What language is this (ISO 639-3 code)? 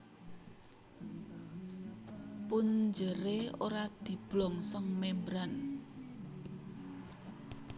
jav